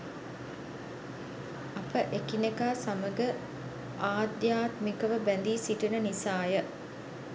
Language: Sinhala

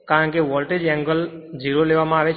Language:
Gujarati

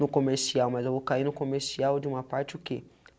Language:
Portuguese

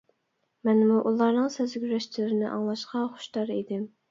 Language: Uyghur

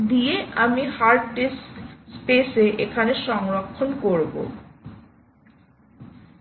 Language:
Bangla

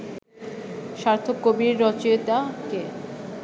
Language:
Bangla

